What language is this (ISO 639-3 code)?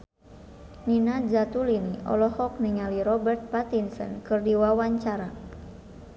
sun